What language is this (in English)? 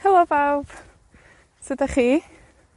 Welsh